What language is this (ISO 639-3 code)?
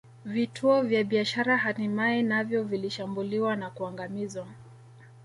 swa